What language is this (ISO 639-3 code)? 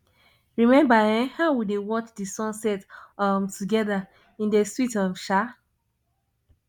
pcm